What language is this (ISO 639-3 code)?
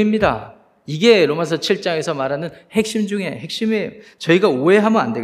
kor